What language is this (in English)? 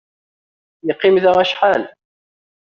Kabyle